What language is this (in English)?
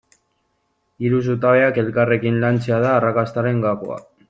Basque